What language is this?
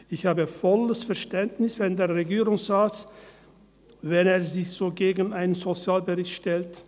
Swiss German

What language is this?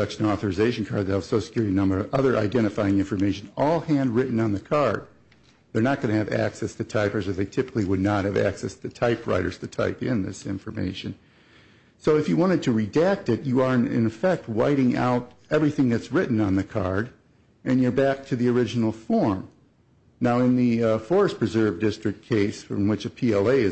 English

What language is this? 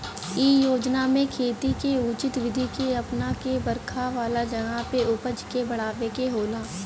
Bhojpuri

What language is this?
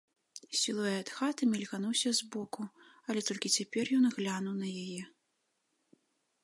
Belarusian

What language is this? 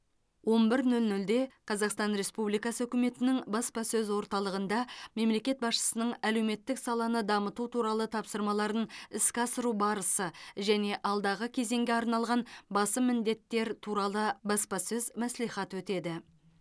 Kazakh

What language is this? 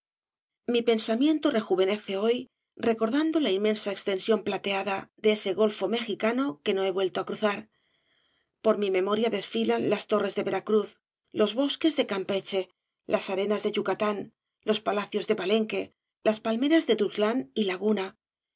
Spanish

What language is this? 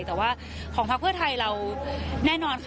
Thai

